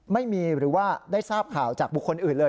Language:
Thai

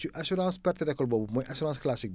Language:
Wolof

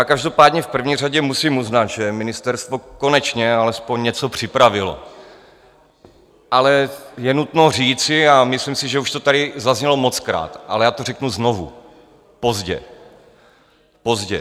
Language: Czech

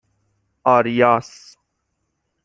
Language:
Persian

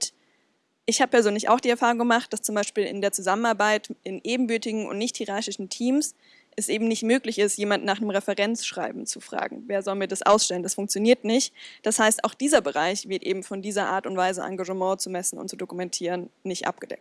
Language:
German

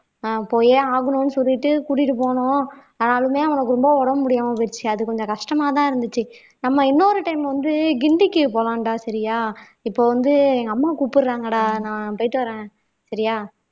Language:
Tamil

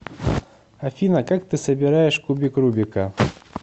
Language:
Russian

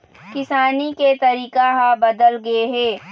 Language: Chhattisgarhi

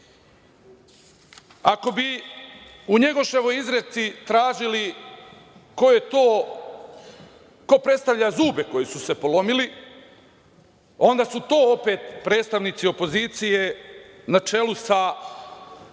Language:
Serbian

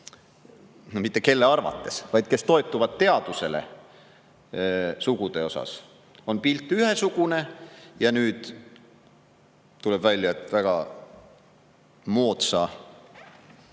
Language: Estonian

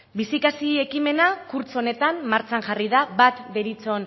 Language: Basque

